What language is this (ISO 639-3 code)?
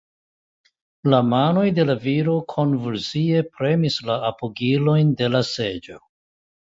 epo